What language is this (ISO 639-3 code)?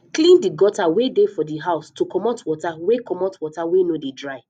pcm